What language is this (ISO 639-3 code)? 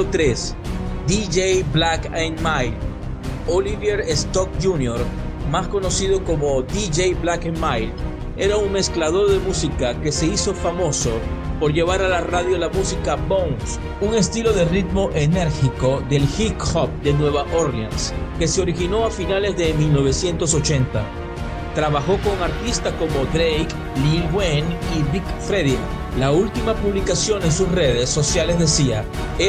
spa